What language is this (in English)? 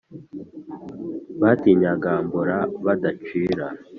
Kinyarwanda